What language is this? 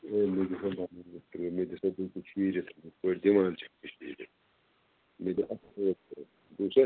Kashmiri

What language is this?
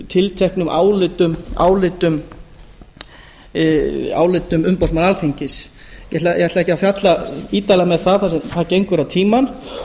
Icelandic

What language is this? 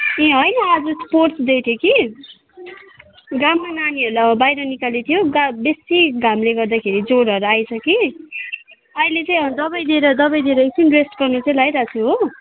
Nepali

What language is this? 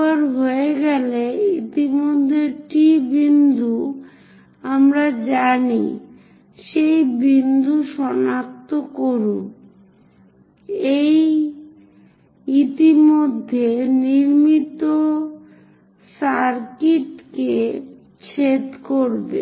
Bangla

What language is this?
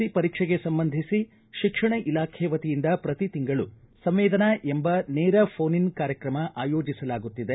Kannada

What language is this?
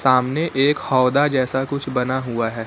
Hindi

